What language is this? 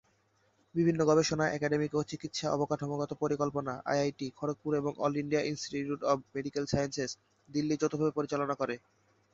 Bangla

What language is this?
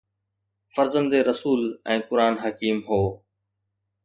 Sindhi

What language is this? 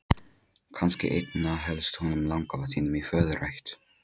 Icelandic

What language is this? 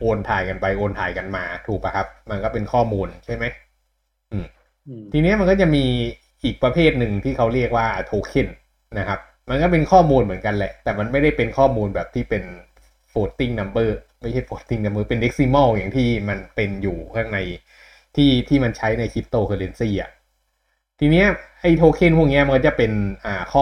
Thai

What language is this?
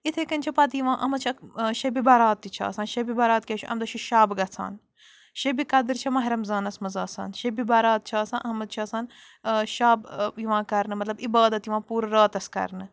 Kashmiri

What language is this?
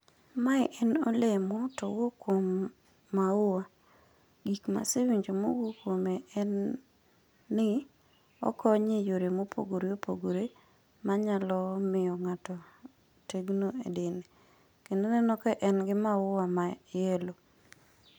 Luo (Kenya and Tanzania)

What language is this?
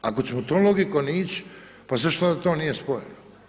Croatian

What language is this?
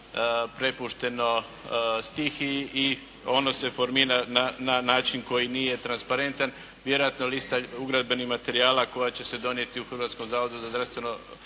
Croatian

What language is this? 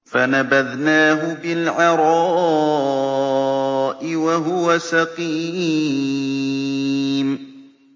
Arabic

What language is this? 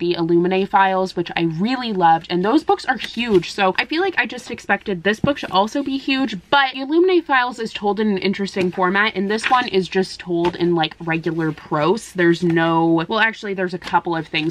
English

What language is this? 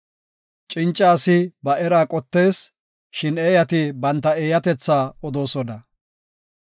Gofa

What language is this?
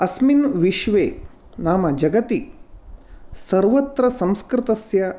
Sanskrit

